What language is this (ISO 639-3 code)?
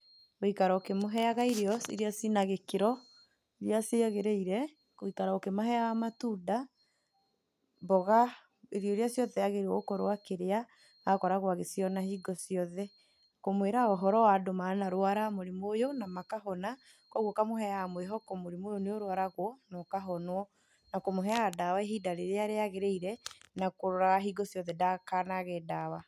kik